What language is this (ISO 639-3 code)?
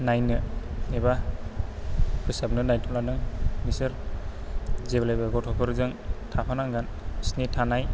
brx